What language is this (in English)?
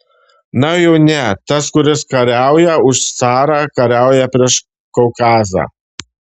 Lithuanian